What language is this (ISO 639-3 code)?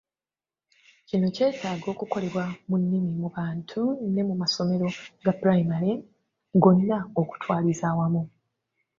lug